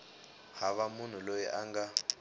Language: Tsonga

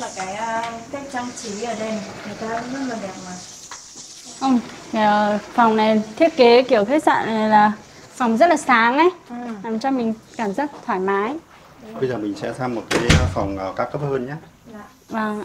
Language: Vietnamese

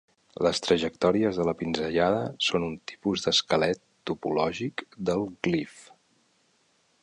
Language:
Catalan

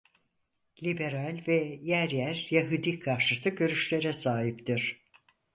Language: Turkish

